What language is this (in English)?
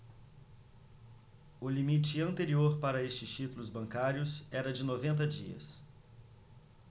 Portuguese